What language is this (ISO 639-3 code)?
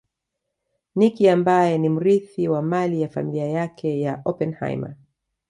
swa